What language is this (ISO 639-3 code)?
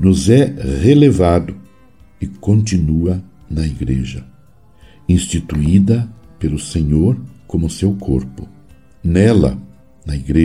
por